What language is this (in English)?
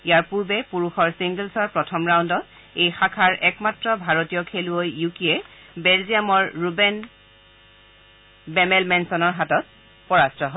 Assamese